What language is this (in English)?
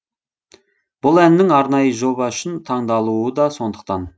Kazakh